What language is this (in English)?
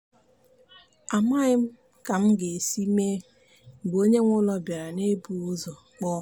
Igbo